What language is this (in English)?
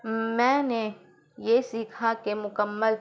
Urdu